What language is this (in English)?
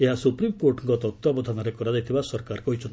Odia